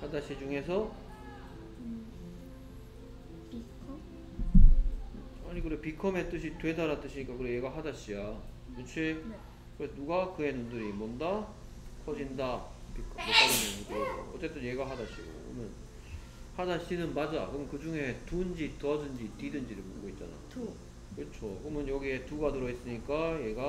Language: Korean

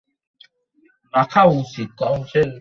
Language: Bangla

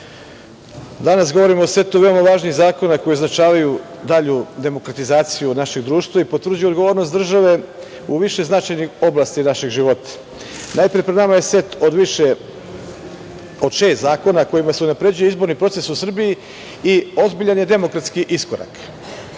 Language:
Serbian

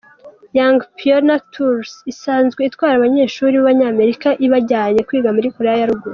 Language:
Kinyarwanda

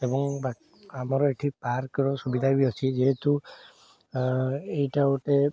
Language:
Odia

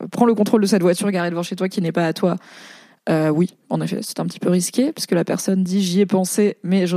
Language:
French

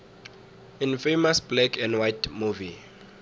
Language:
South Ndebele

